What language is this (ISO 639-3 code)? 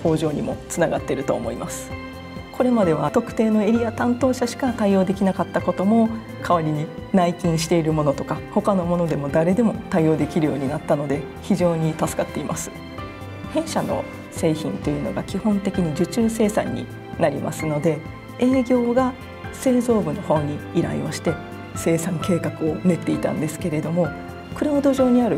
jpn